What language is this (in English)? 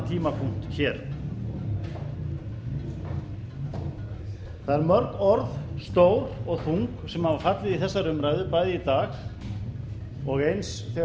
Icelandic